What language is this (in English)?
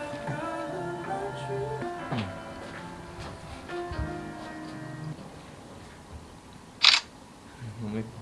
Korean